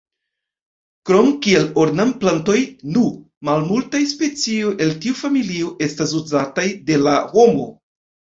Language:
Esperanto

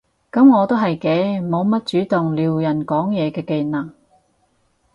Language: Cantonese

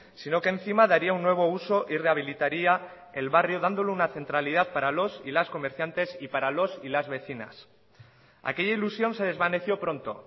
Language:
Spanish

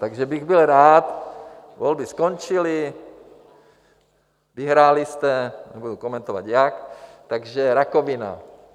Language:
Czech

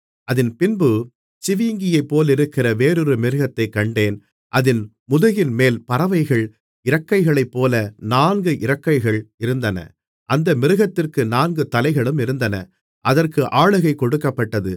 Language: Tamil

